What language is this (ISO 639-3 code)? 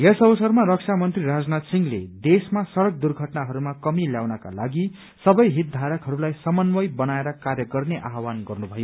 nep